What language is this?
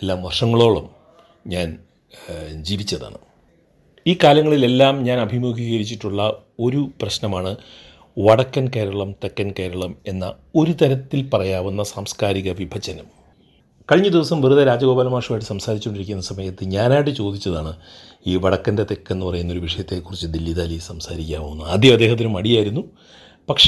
Malayalam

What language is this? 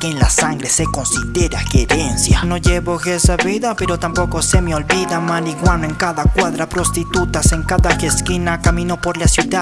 Spanish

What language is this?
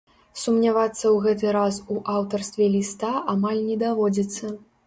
Belarusian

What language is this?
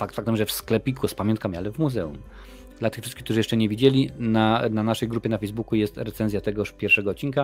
Polish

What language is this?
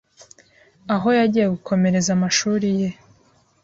Kinyarwanda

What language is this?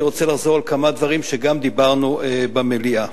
Hebrew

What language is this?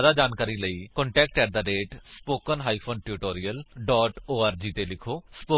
Punjabi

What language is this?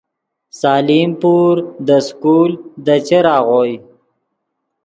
Yidgha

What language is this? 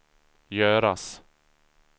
Swedish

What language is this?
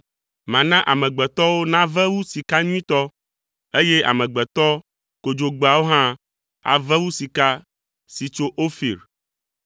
Ewe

